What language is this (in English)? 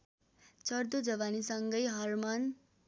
Nepali